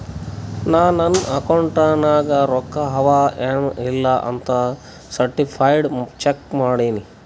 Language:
Kannada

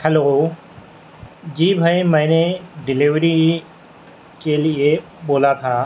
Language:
Urdu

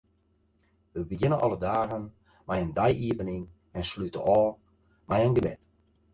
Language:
Western Frisian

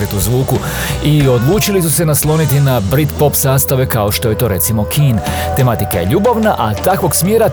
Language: Croatian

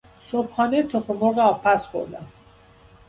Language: Persian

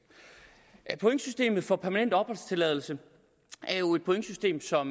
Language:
Danish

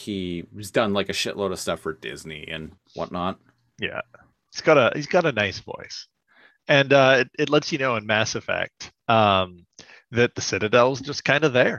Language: English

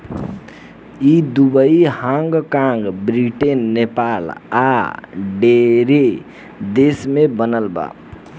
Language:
Bhojpuri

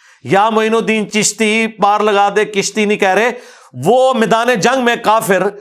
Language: Urdu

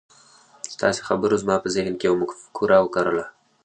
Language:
Pashto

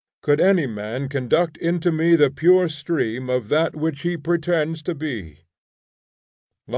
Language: English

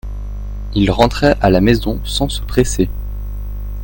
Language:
French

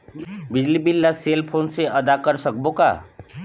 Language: Chhattisgarhi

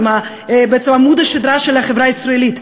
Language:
Hebrew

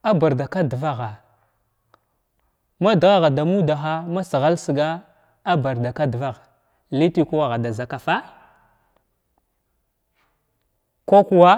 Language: Glavda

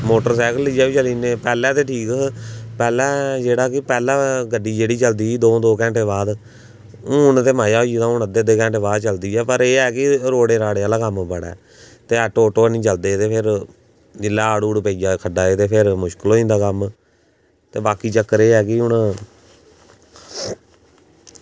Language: Dogri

